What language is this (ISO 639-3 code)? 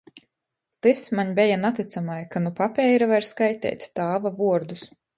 ltg